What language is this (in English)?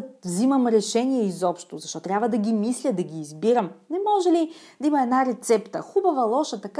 Bulgarian